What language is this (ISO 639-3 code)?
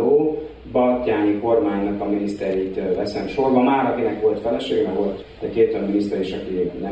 hun